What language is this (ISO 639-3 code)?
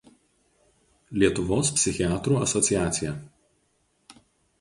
lit